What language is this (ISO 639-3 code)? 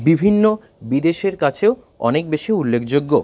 ben